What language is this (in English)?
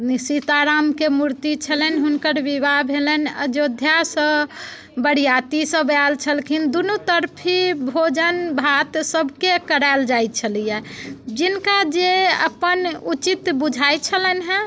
Maithili